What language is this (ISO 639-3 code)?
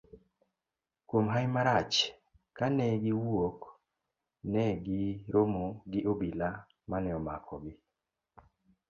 luo